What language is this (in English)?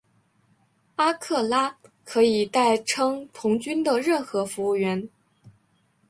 Chinese